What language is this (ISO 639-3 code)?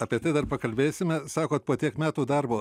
lit